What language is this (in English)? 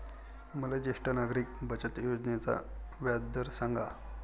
Marathi